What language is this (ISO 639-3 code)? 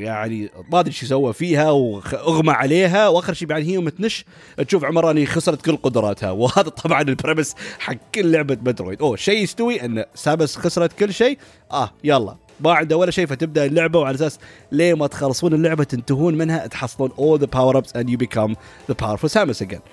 ara